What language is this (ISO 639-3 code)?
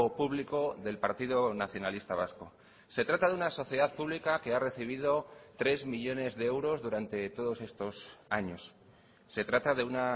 spa